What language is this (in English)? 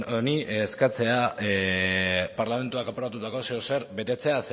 Basque